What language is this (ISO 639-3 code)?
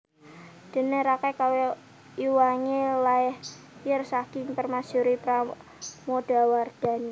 jav